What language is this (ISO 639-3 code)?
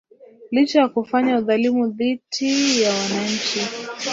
swa